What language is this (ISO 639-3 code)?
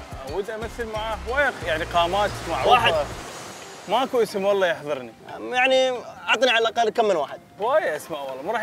ara